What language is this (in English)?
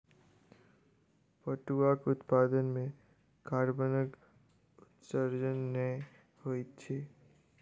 Maithili